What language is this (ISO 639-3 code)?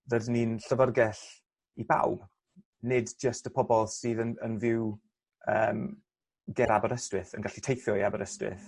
cym